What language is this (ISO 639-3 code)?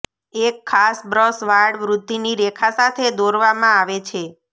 guj